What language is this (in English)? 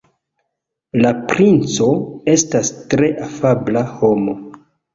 Esperanto